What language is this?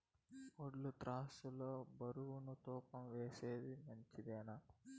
Telugu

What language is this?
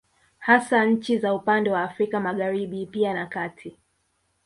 Swahili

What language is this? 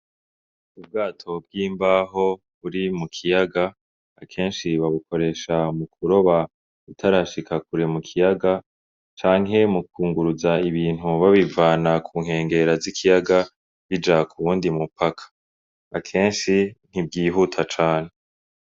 Rundi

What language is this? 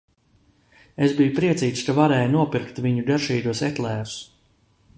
Latvian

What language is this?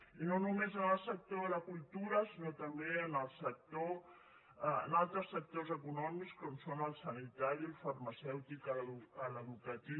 Catalan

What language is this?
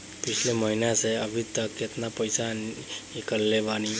Bhojpuri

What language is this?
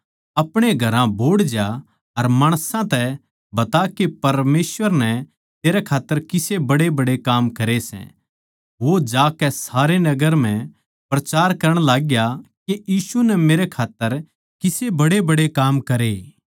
Haryanvi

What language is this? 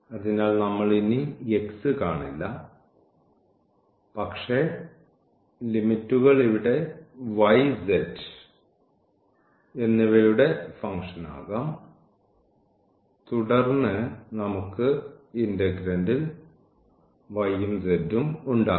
Malayalam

